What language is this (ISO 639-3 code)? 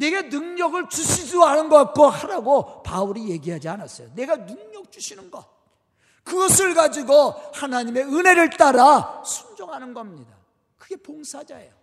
kor